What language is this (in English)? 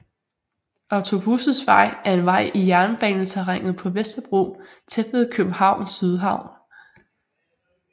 Danish